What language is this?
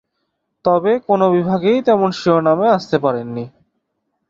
Bangla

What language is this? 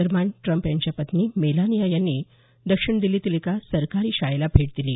Marathi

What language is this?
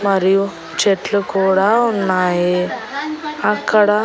Telugu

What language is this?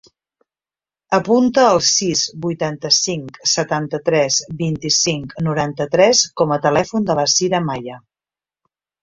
Catalan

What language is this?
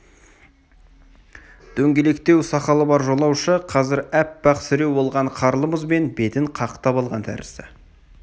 Kazakh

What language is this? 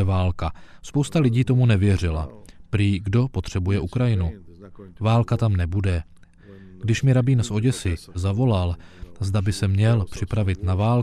Czech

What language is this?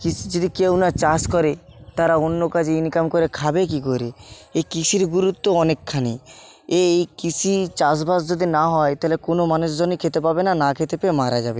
Bangla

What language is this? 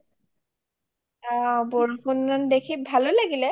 Assamese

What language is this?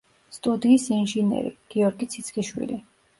Georgian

